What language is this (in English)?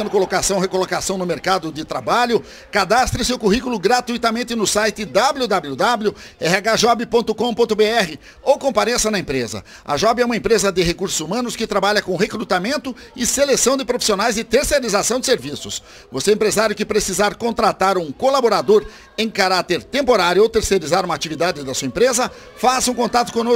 Portuguese